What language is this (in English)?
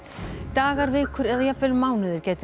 Icelandic